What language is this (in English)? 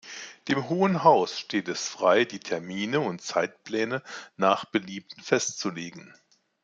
German